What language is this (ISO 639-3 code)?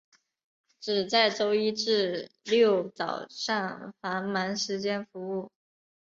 zho